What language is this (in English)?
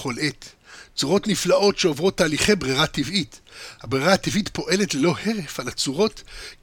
Hebrew